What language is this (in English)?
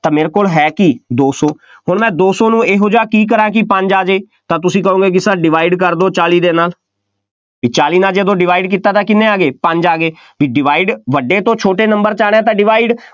Punjabi